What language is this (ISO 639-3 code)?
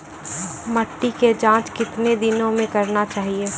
mai